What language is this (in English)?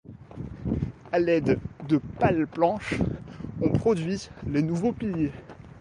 French